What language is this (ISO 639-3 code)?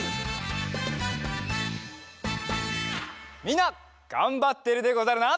jpn